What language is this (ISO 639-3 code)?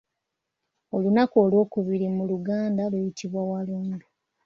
lug